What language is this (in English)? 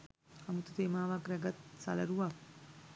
Sinhala